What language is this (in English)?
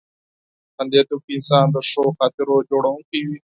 Pashto